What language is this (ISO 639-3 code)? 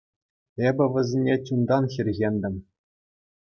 chv